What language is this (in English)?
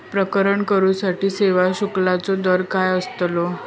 Marathi